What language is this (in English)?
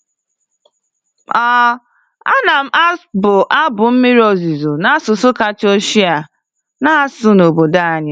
Igbo